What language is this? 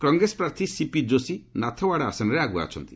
Odia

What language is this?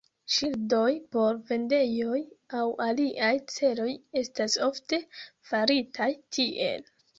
Esperanto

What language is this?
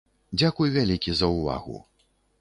Belarusian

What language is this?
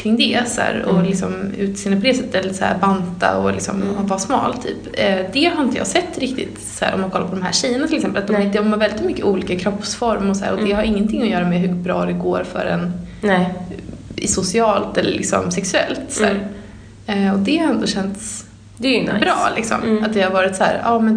Swedish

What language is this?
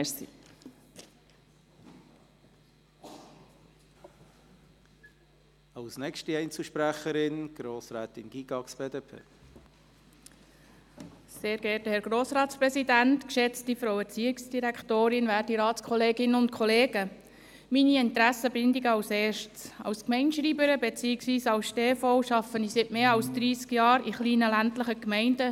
Swiss German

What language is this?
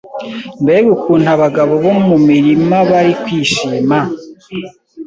Kinyarwanda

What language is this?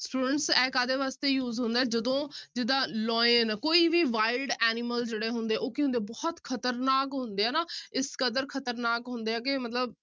Punjabi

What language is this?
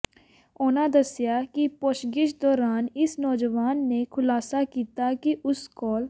Punjabi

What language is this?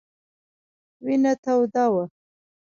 Pashto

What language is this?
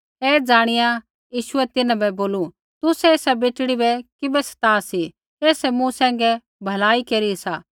Kullu Pahari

